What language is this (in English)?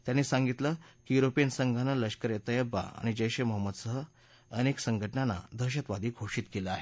Marathi